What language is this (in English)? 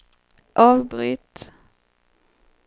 Swedish